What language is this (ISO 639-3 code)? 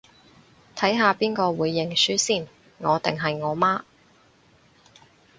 yue